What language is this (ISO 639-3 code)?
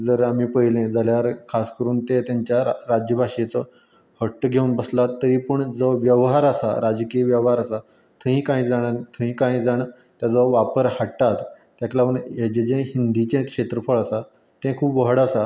kok